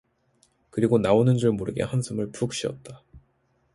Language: Korean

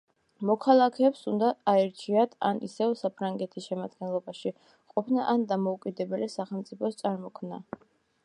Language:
Georgian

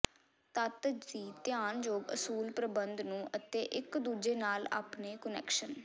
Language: Punjabi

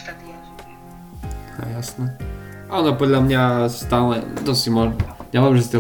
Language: Slovak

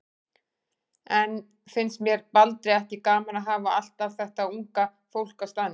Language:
Icelandic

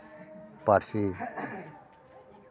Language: Santali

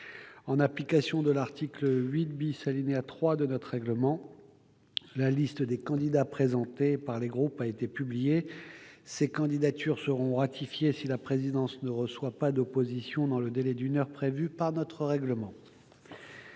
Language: French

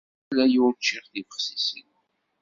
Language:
Kabyle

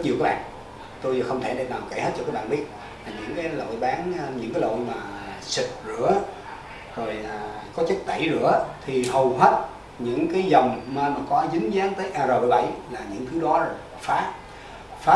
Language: Vietnamese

